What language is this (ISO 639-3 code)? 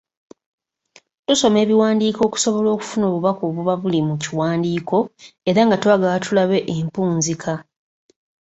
lug